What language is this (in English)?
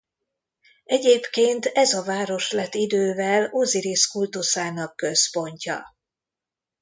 Hungarian